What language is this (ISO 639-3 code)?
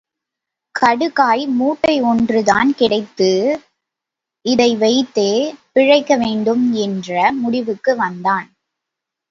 tam